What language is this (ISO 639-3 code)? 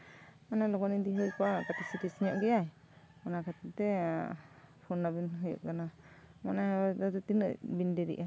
sat